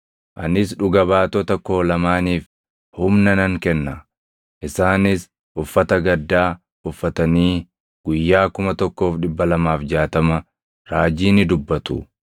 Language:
Oromo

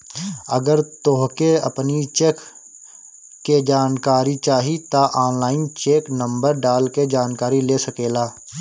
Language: Bhojpuri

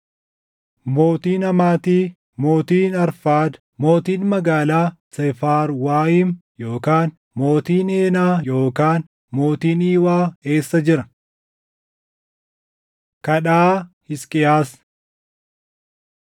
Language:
Oromo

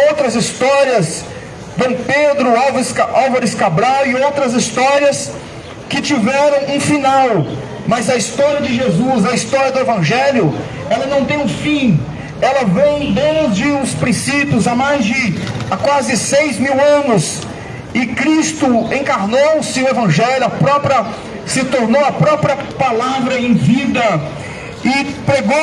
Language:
Portuguese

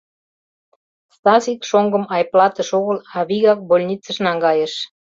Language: Mari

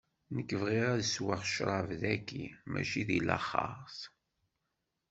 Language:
Kabyle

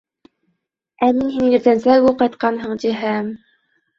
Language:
Bashkir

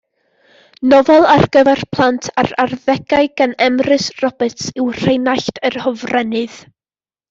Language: Welsh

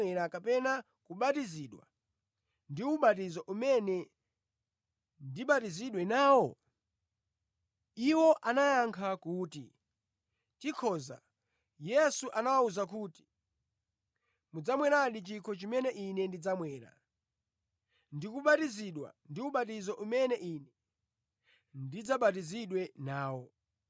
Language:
Nyanja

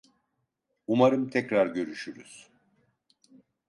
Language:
Turkish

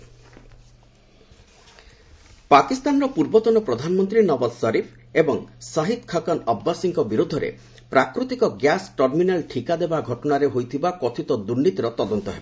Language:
Odia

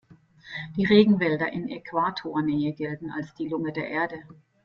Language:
German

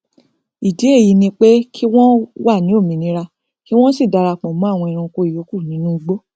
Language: Yoruba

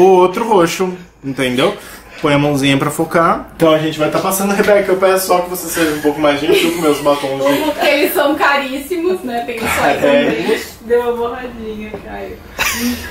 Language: Portuguese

